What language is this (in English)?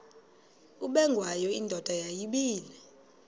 Xhosa